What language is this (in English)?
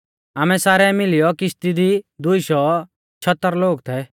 Mahasu Pahari